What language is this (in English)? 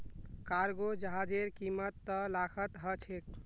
Magahi